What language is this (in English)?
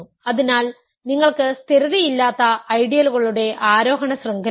Malayalam